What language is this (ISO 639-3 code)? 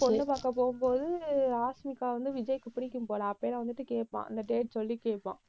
tam